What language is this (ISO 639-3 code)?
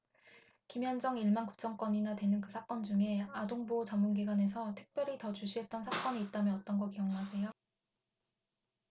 kor